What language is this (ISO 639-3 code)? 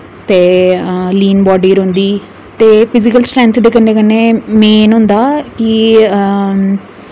doi